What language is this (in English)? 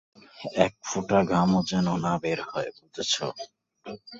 Bangla